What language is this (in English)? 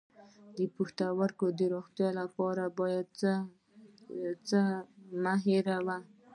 Pashto